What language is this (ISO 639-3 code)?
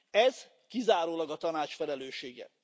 hun